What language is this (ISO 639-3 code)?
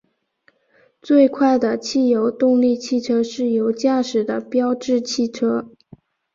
zho